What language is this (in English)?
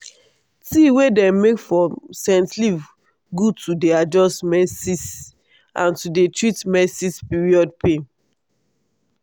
Nigerian Pidgin